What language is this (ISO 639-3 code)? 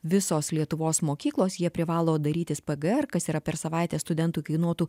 lit